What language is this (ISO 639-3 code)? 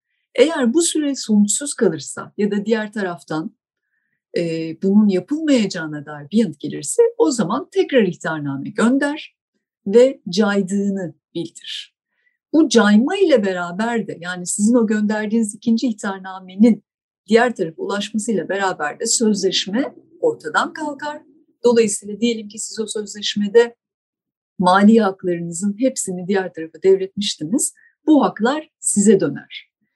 tur